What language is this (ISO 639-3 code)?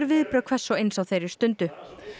isl